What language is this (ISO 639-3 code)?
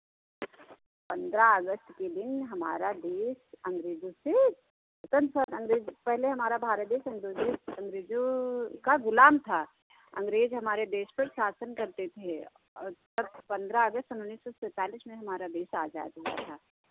hin